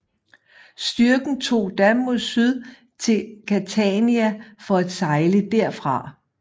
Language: Danish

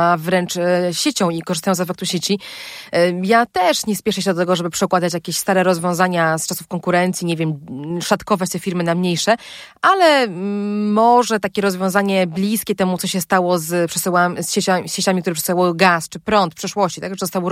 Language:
Polish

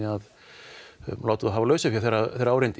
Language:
Icelandic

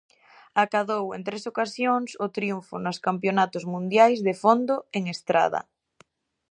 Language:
Galician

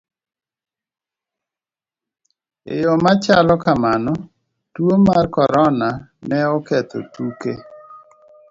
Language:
Luo (Kenya and Tanzania)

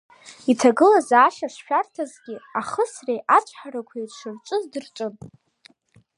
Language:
Abkhazian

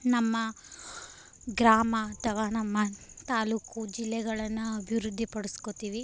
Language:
Kannada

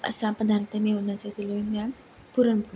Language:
Marathi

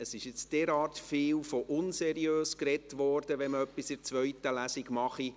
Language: Swiss German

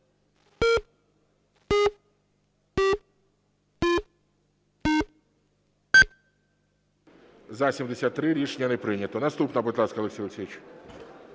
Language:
Ukrainian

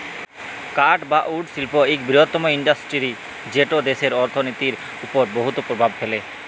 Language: Bangla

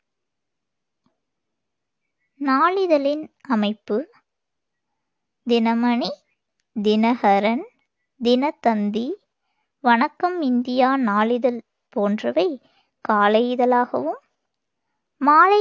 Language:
Tamil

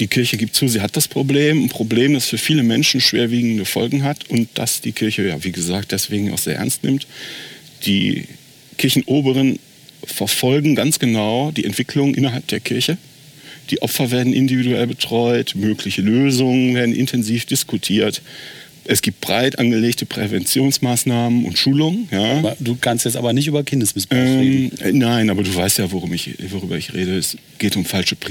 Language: German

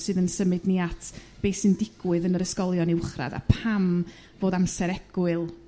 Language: Welsh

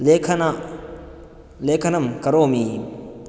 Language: Sanskrit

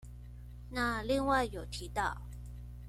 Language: Chinese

